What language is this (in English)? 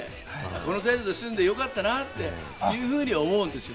Japanese